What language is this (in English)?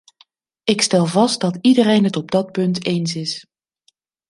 Dutch